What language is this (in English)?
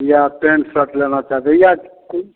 Hindi